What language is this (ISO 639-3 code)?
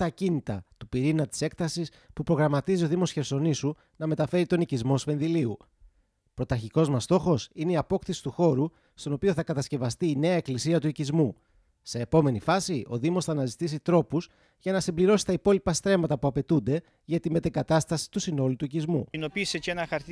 ell